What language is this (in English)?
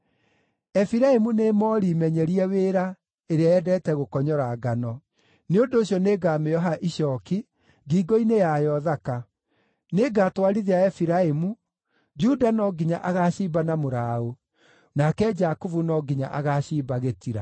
Kikuyu